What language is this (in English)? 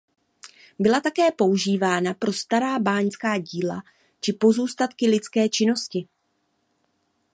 Czech